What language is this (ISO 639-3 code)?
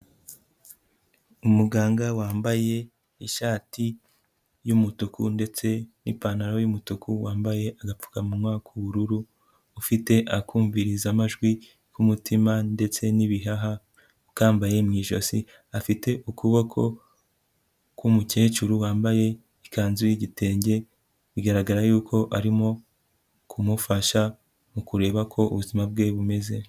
kin